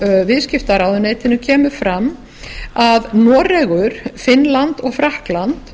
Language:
Icelandic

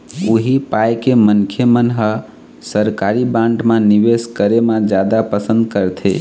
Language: Chhattisgarhi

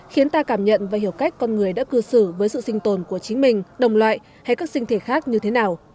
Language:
Vietnamese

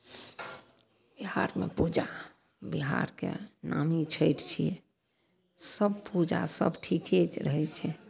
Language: Maithili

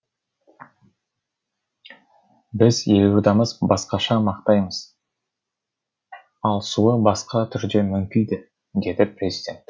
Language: Kazakh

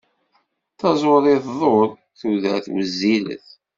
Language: Kabyle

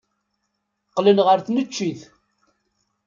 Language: Kabyle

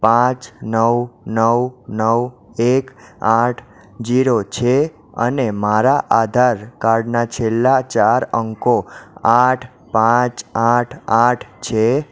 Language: Gujarati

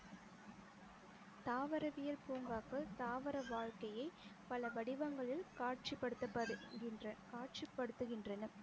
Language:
Tamil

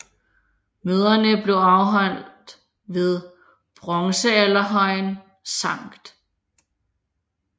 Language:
Danish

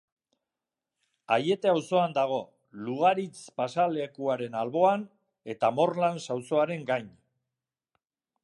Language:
Basque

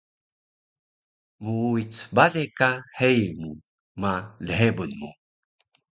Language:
Taroko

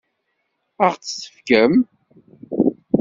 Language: Kabyle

